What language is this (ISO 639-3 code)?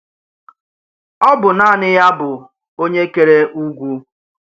ibo